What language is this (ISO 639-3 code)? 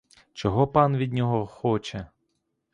ukr